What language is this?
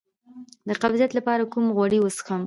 Pashto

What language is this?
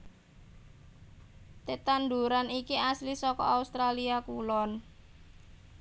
Javanese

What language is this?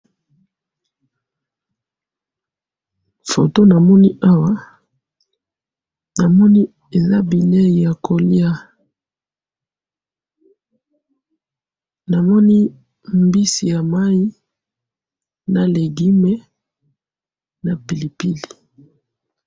Lingala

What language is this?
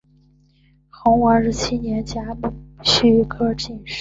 Chinese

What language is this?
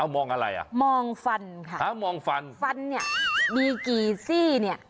Thai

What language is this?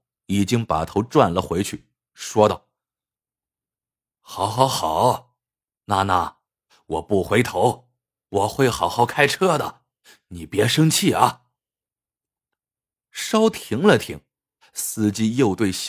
Chinese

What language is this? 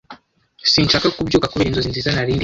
Kinyarwanda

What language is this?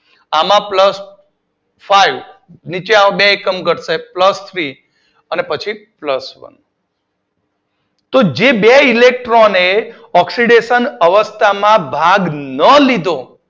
Gujarati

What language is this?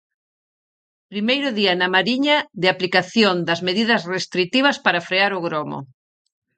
Galician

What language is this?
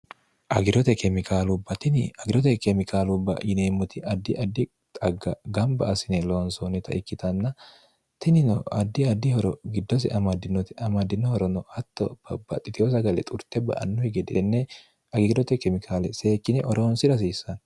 Sidamo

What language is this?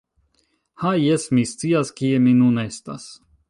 Esperanto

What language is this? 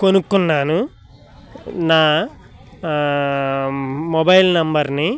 Telugu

